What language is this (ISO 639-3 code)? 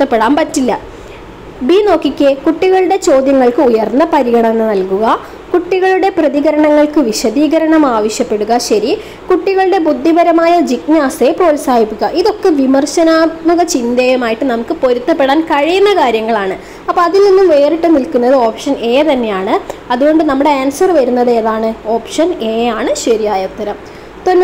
mal